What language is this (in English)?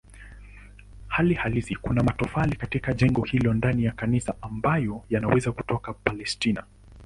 Swahili